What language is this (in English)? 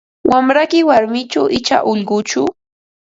Ambo-Pasco Quechua